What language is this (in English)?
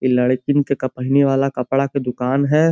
Bhojpuri